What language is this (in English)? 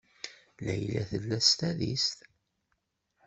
Kabyle